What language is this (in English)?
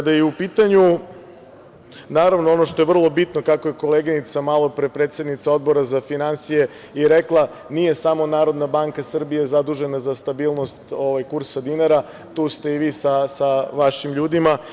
Serbian